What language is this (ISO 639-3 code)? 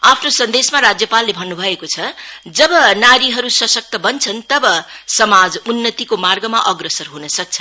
nep